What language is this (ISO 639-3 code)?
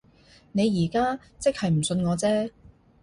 yue